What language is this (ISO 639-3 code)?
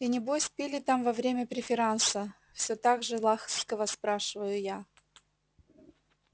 rus